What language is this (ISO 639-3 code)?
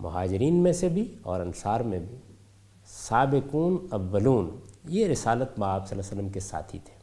urd